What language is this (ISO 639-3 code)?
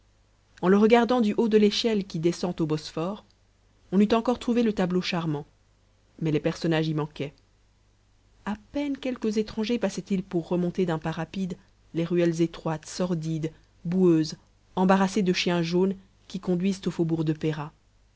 fra